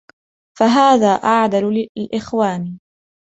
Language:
Arabic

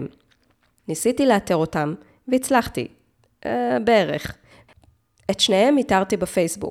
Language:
Hebrew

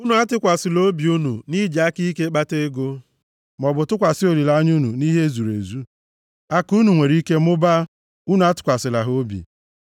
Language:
Igbo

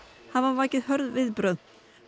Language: Icelandic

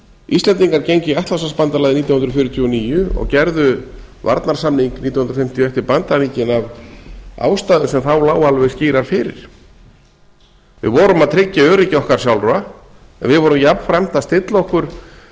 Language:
Icelandic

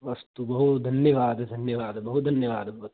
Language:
Sanskrit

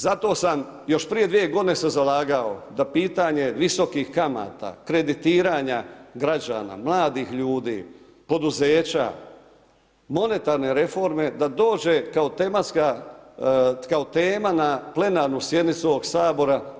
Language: Croatian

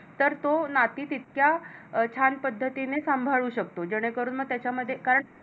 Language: Marathi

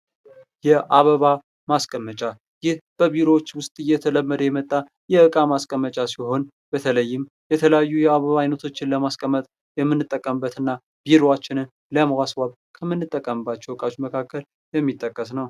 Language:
Amharic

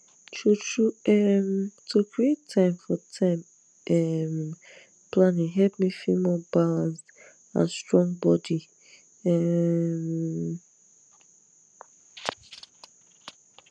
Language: Nigerian Pidgin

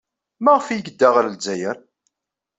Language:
Kabyle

